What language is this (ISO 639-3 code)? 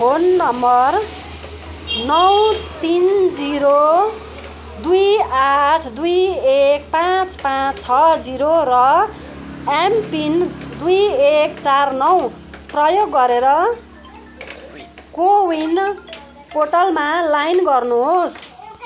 nep